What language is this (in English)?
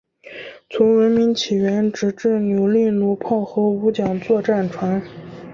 Chinese